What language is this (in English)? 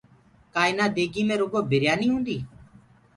Gurgula